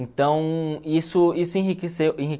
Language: Portuguese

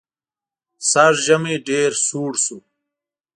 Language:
Pashto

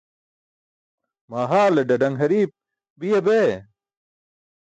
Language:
Burushaski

